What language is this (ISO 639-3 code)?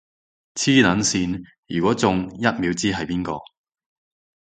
yue